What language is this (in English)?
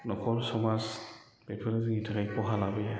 Bodo